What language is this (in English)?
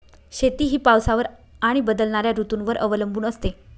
Marathi